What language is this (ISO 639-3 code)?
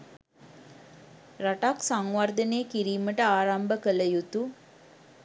sin